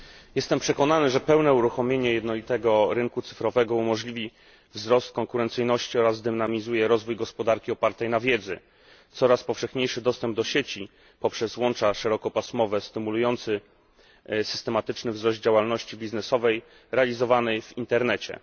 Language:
Polish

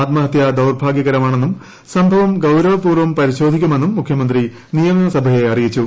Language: Malayalam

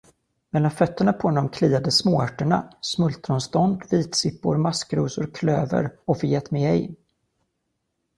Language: Swedish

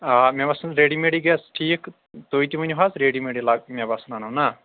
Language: Kashmiri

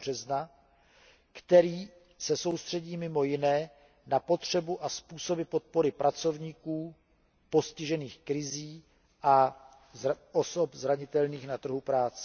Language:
Czech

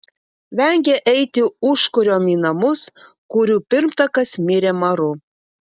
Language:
Lithuanian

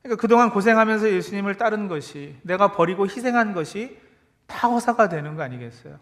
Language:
Korean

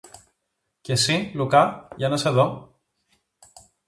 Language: Greek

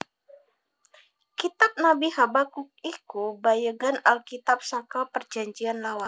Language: Javanese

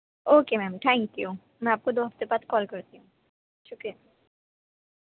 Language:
Urdu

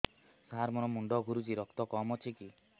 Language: Odia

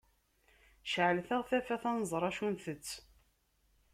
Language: Kabyle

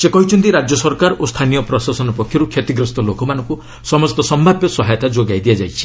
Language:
Odia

